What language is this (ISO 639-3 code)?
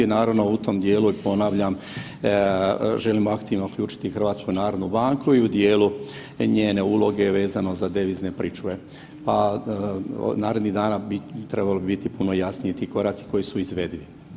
hrv